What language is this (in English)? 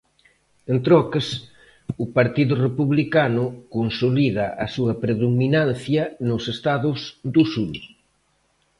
Galician